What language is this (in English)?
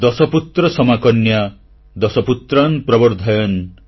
Odia